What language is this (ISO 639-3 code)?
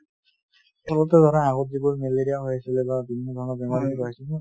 asm